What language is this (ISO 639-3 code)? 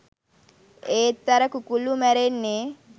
sin